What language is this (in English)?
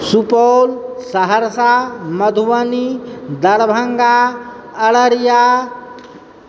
Maithili